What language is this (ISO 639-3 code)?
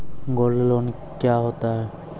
mai